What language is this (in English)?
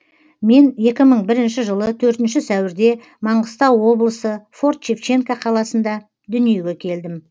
Kazakh